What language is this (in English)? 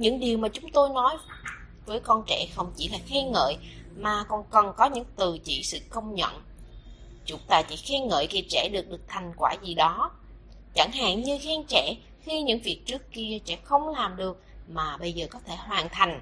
Vietnamese